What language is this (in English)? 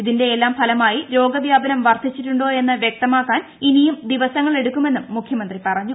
Malayalam